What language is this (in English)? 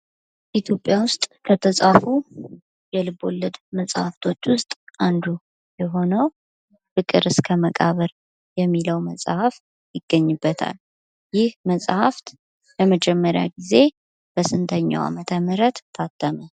Amharic